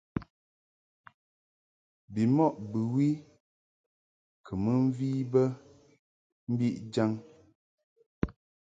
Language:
Mungaka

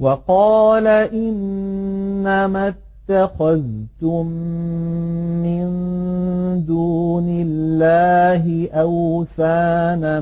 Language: Arabic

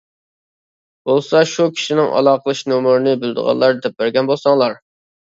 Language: Uyghur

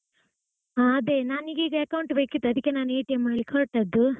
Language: Kannada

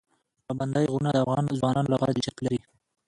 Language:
Pashto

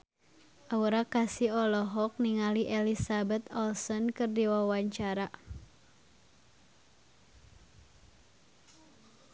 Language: Sundanese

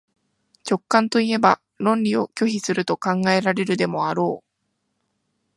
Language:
Japanese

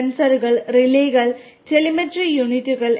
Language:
Malayalam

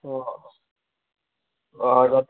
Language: Konkani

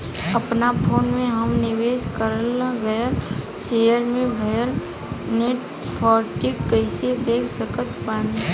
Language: Bhojpuri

